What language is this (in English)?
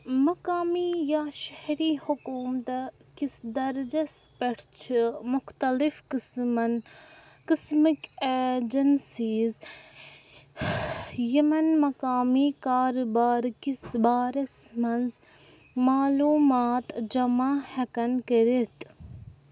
Kashmiri